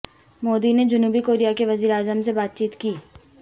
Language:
Urdu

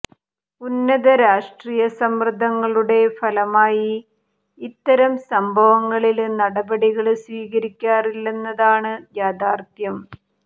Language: Malayalam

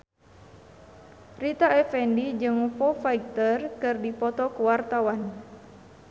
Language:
Sundanese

